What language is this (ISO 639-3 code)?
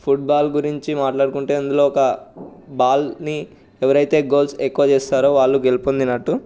tel